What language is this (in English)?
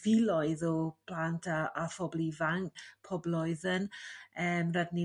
Welsh